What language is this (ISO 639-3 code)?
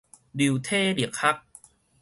nan